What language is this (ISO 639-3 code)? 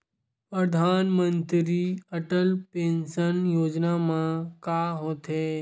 hne